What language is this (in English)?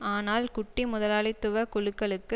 Tamil